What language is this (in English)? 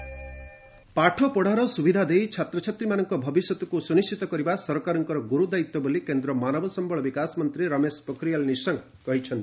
Odia